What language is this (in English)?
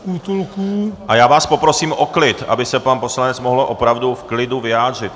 Czech